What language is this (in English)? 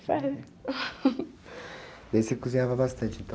Portuguese